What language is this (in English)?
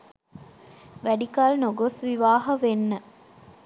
Sinhala